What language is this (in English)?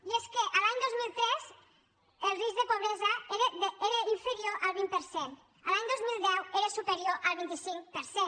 Catalan